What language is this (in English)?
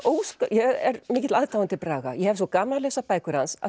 Icelandic